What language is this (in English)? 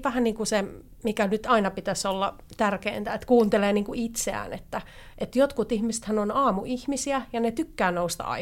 Finnish